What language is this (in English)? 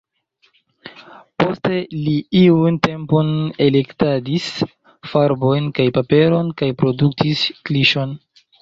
Esperanto